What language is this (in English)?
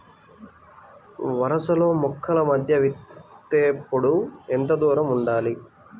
Telugu